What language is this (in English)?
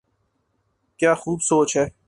Urdu